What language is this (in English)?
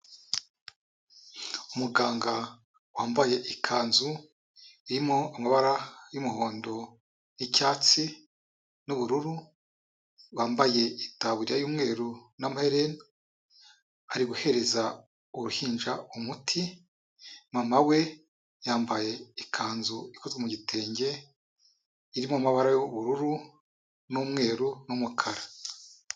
Kinyarwanda